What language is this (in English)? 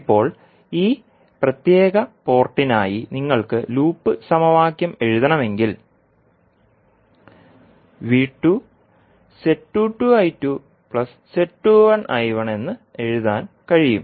Malayalam